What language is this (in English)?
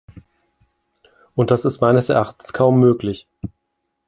German